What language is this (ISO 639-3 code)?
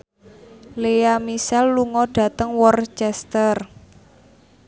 jav